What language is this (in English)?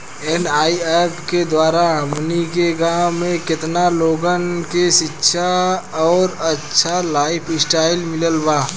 Bhojpuri